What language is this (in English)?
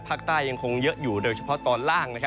Thai